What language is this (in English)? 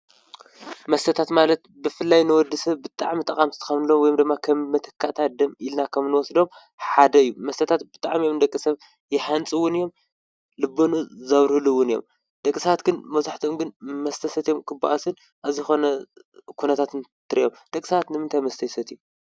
Tigrinya